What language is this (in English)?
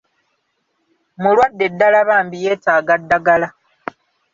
Ganda